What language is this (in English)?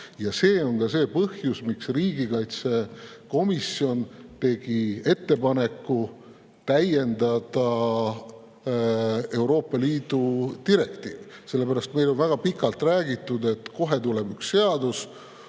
Estonian